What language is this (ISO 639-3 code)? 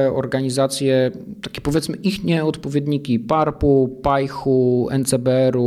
pol